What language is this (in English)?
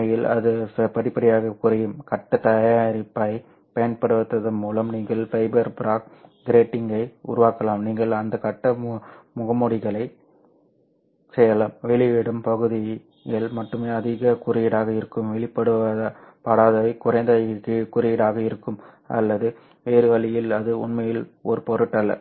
Tamil